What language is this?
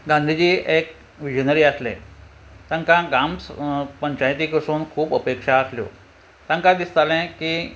Konkani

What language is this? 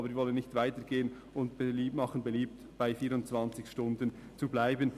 Swiss German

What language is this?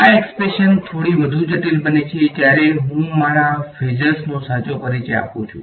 Gujarati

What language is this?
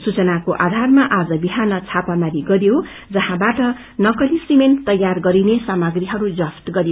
Nepali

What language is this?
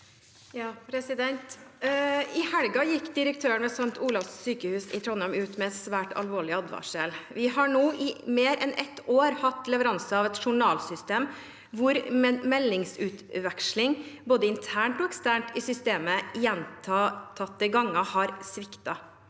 Norwegian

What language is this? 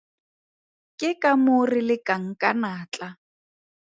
Tswana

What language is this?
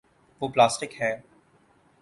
Urdu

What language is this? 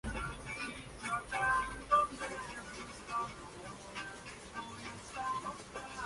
Spanish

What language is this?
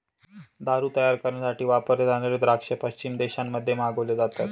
Marathi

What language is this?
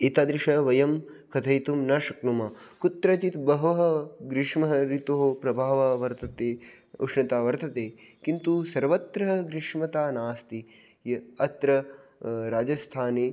Sanskrit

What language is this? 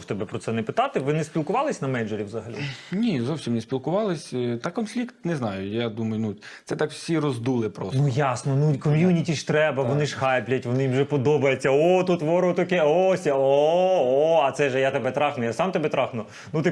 Ukrainian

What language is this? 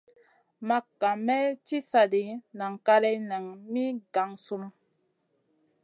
Masana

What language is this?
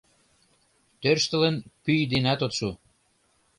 Mari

